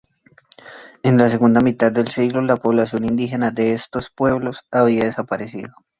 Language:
Spanish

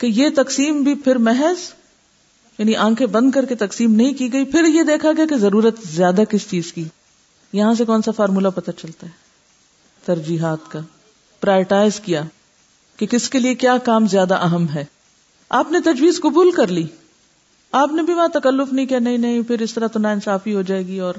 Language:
Urdu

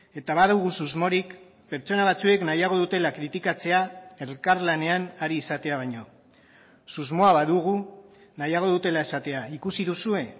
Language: Basque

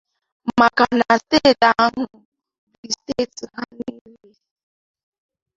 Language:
Igbo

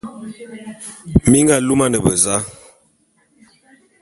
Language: Bulu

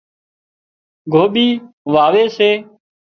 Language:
Wadiyara Koli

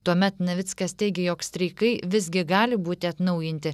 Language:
Lithuanian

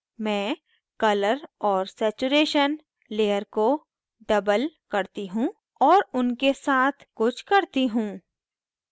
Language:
Hindi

